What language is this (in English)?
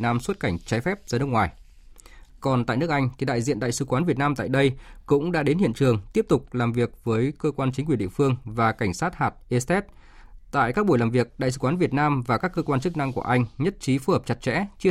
Vietnamese